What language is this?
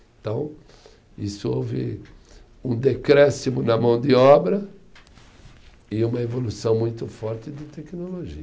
Portuguese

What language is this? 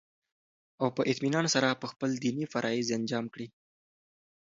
Pashto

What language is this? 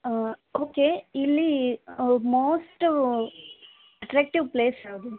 Kannada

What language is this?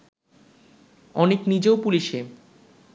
Bangla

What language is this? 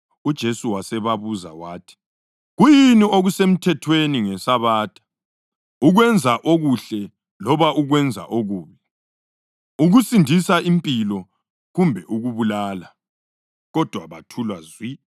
North Ndebele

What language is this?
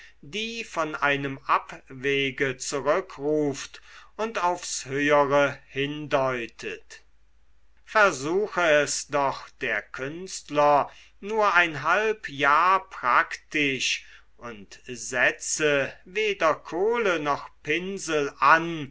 German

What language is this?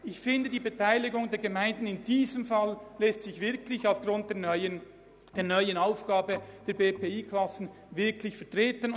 Swiss German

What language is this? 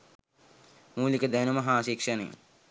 Sinhala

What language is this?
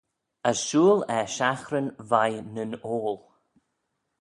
Manx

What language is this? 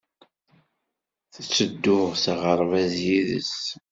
Kabyle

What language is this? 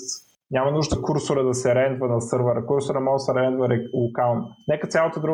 Bulgarian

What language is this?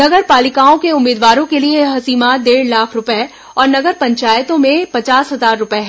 Hindi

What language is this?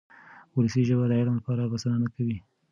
Pashto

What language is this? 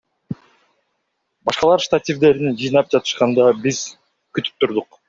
Kyrgyz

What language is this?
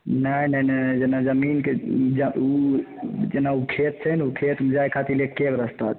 Maithili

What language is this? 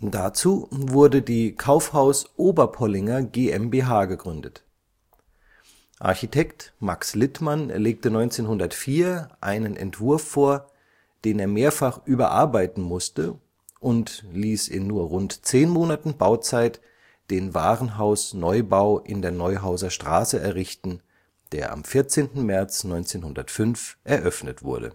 German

